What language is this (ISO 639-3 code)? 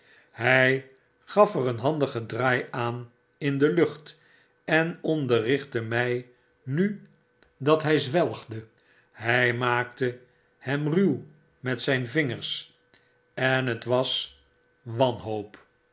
nld